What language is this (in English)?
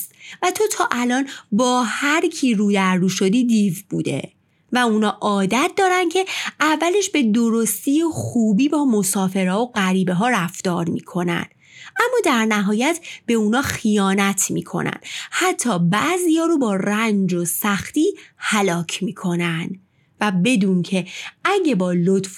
Persian